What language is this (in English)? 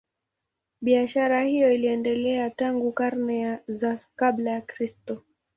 Swahili